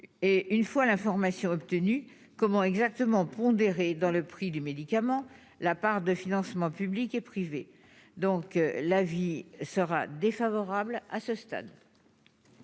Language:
French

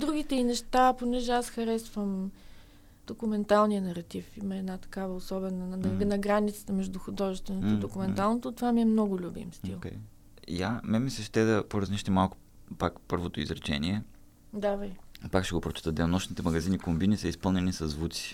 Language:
Bulgarian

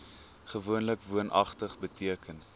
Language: Afrikaans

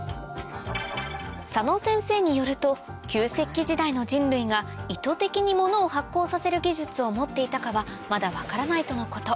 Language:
Japanese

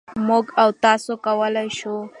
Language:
Pashto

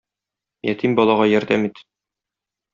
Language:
Tatar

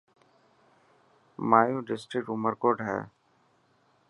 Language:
Dhatki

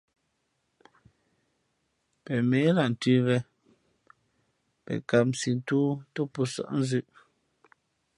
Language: Fe'fe'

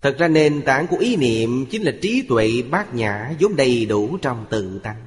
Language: Vietnamese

